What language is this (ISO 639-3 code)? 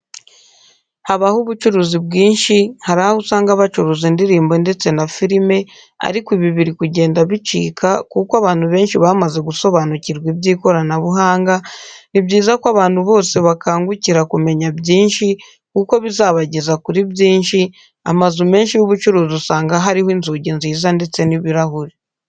kin